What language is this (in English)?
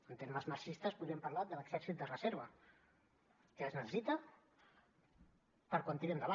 Catalan